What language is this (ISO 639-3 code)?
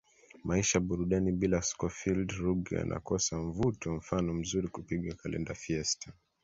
swa